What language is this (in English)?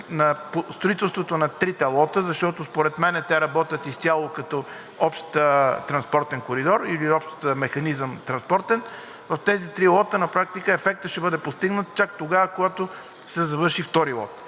Bulgarian